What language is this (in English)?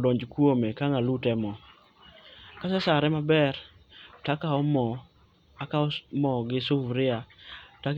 Luo (Kenya and Tanzania)